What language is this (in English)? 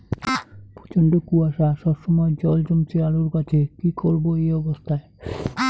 Bangla